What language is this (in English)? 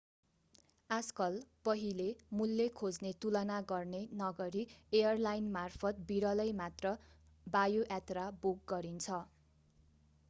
Nepali